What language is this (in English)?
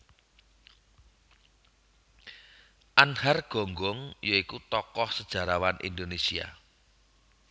Javanese